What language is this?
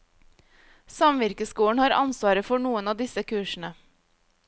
Norwegian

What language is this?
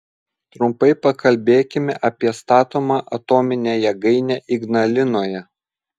Lithuanian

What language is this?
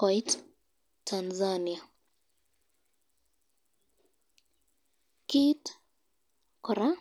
Kalenjin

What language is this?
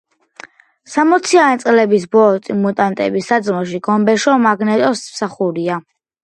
Georgian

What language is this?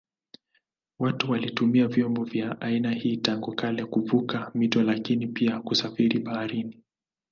Swahili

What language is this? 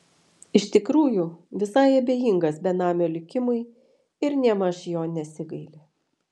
Lithuanian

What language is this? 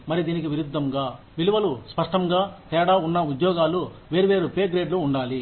Telugu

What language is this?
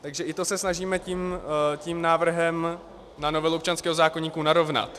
Czech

